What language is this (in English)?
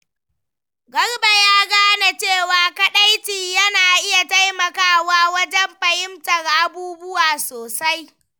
Hausa